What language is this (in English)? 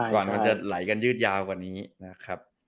Thai